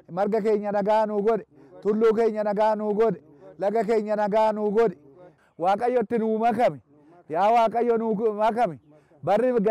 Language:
Arabic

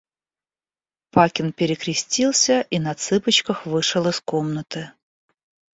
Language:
Russian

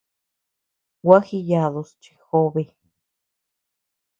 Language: Tepeuxila Cuicatec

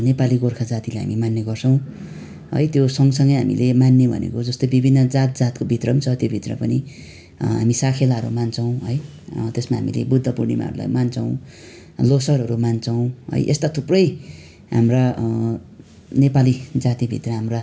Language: Nepali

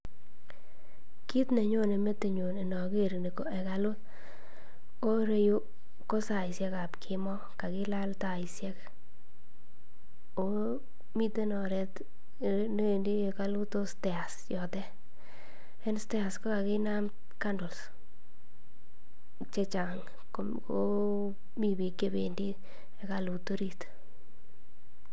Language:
Kalenjin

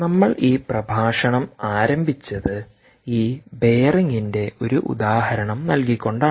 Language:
Malayalam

